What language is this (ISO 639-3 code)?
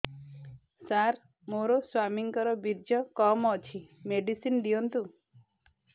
ori